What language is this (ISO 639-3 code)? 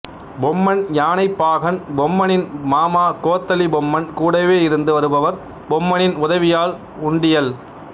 tam